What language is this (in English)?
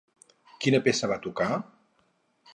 Catalan